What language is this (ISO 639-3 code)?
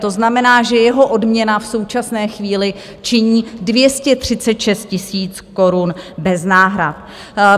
ces